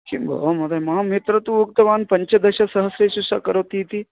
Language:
Sanskrit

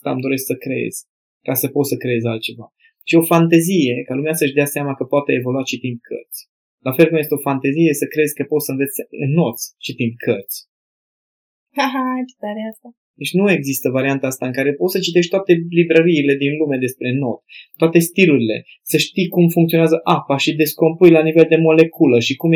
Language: Romanian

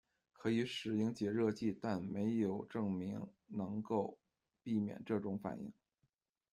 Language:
Chinese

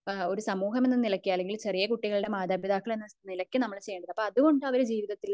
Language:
Malayalam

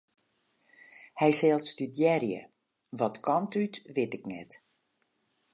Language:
Western Frisian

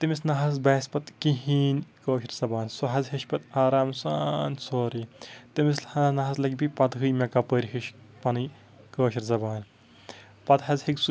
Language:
Kashmiri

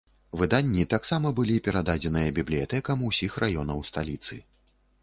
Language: Belarusian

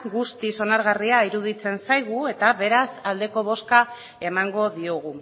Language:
Basque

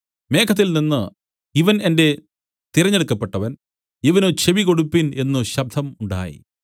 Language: Malayalam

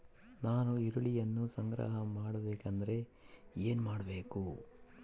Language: Kannada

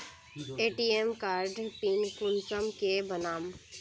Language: Magahi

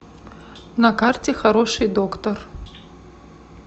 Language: Russian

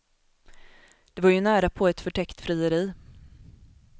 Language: Swedish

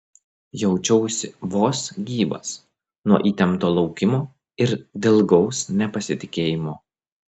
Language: Lithuanian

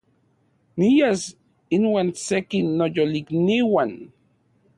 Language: Central Puebla Nahuatl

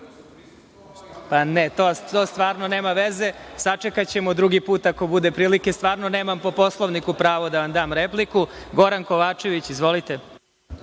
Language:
Serbian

